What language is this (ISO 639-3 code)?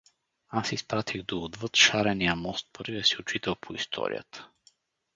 bul